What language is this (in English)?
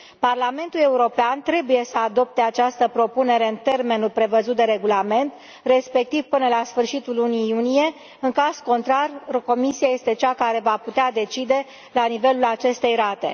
Romanian